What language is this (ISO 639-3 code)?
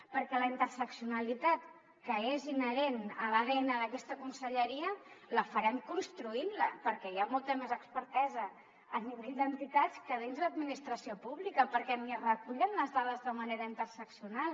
cat